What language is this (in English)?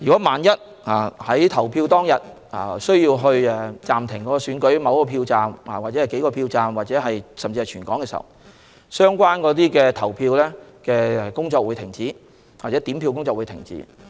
Cantonese